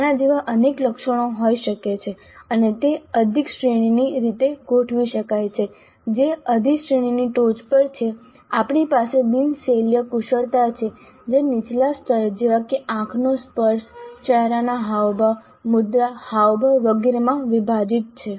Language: Gujarati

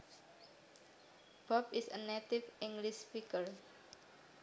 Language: Javanese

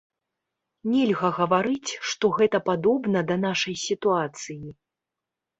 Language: Belarusian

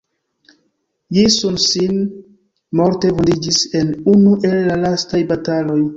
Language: Esperanto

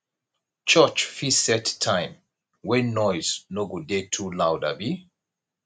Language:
Nigerian Pidgin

